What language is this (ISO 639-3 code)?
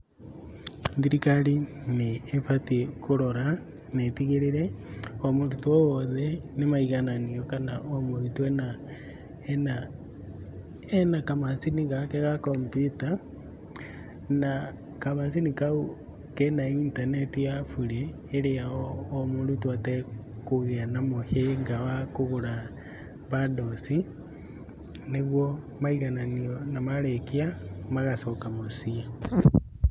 kik